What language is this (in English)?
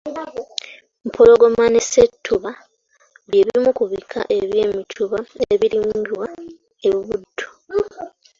Ganda